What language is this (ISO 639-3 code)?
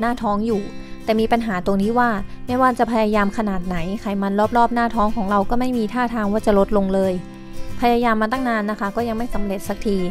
tha